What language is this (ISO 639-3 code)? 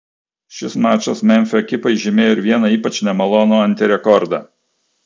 lit